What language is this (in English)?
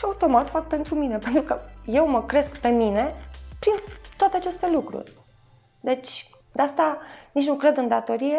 Romanian